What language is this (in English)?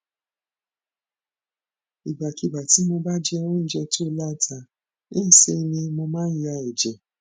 Yoruba